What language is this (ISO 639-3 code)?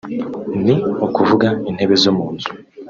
kin